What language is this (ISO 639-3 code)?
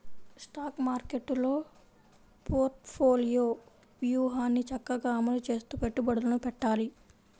tel